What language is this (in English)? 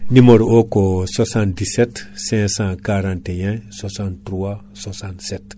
Fula